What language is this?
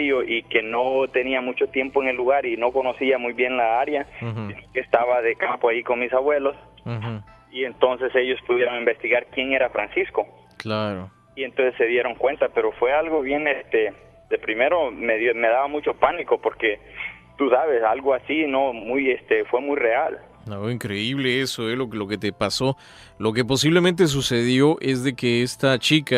Spanish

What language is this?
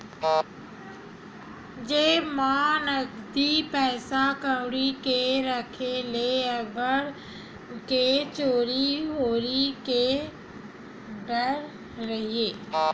Chhattisgarhi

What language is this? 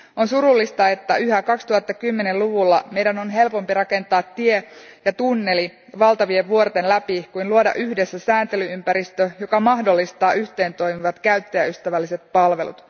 Finnish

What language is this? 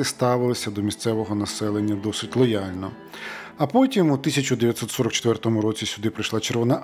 Ukrainian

